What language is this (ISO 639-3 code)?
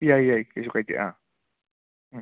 mni